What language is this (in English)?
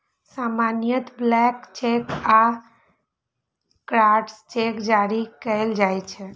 Maithili